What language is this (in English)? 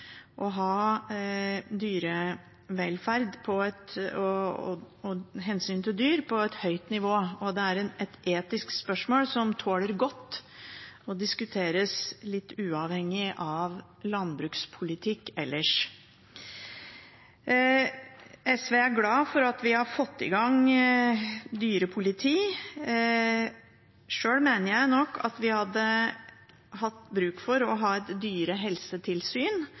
Norwegian Bokmål